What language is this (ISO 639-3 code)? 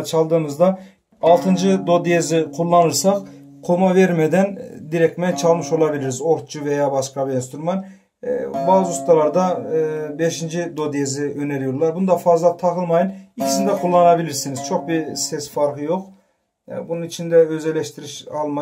tur